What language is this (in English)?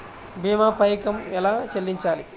Telugu